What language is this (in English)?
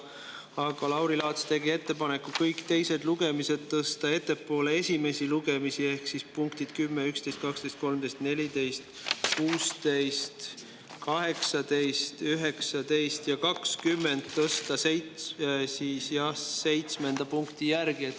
Estonian